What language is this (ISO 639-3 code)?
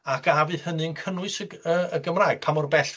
cym